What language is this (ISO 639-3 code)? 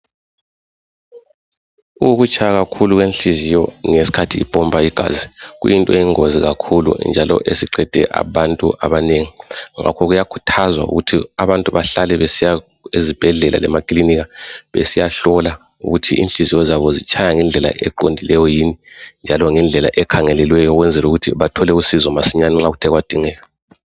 nde